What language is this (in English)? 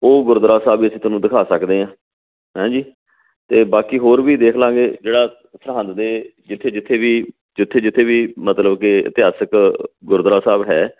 Punjabi